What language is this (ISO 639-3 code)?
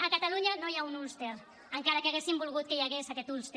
cat